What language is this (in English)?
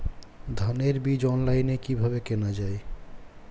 Bangla